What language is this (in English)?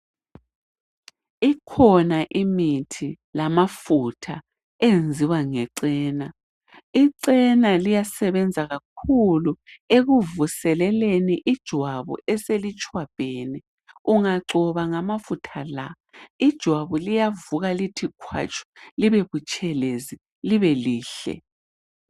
North Ndebele